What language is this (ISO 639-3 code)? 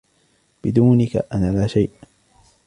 ara